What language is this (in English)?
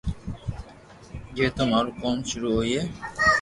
Loarki